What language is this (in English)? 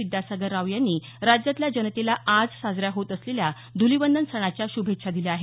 Marathi